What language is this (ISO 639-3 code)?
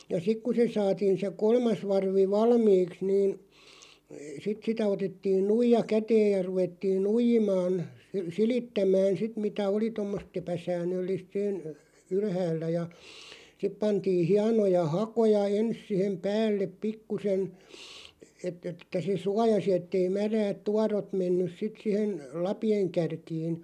fin